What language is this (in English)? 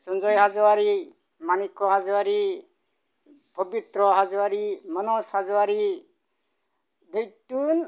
Bodo